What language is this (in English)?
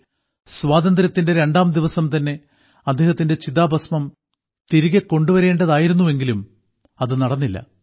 Malayalam